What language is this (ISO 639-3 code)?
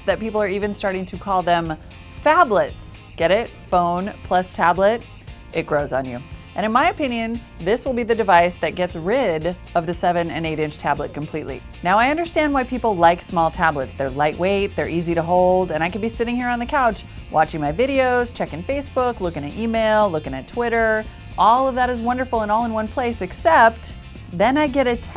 eng